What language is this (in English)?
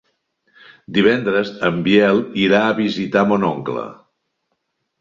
Catalan